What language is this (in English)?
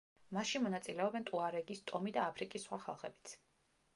Georgian